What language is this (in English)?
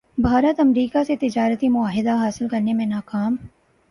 Urdu